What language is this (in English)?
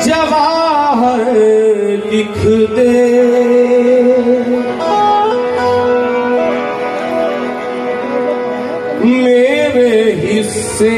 Punjabi